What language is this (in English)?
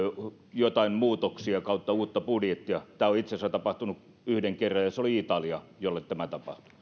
Finnish